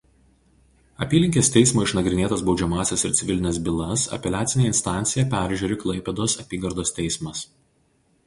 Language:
Lithuanian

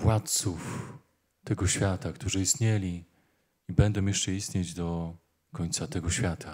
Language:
Polish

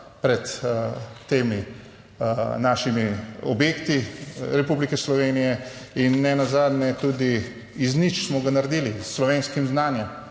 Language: Slovenian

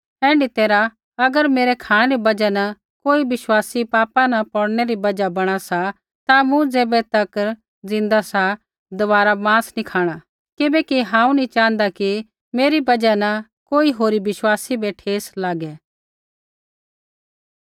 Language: Kullu Pahari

